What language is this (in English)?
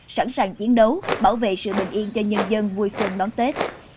Vietnamese